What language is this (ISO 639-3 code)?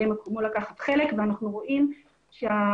heb